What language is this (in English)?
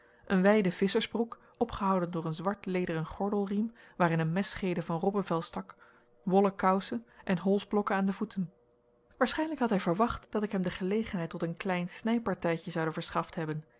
Dutch